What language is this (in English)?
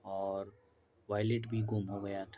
Urdu